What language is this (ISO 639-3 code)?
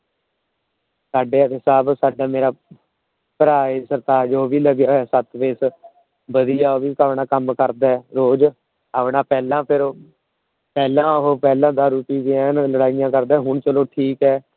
pan